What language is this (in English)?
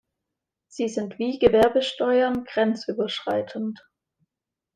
German